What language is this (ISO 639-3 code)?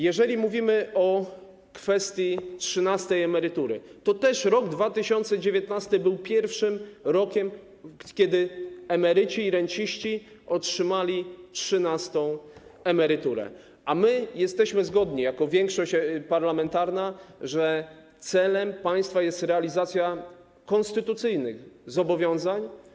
pol